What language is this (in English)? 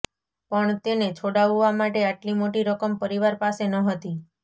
Gujarati